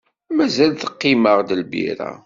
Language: Kabyle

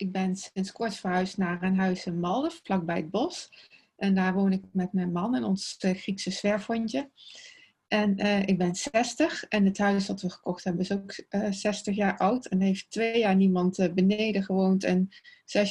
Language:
Dutch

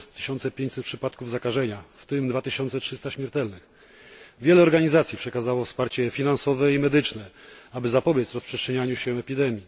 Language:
Polish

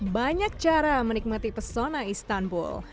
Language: Indonesian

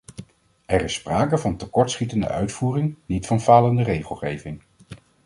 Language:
Dutch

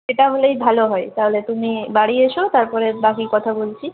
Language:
Bangla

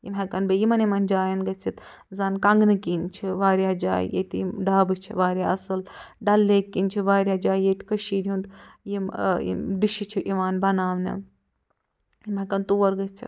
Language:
Kashmiri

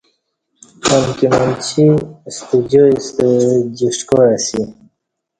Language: Kati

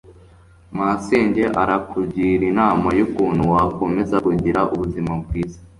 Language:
Kinyarwanda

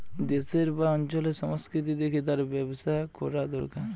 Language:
Bangla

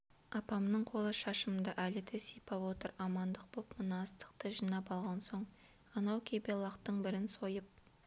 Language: Kazakh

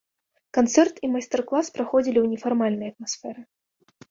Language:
Belarusian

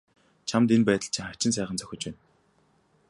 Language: Mongolian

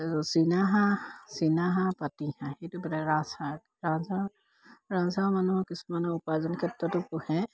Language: Assamese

